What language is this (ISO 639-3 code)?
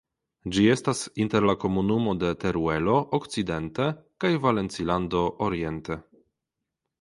epo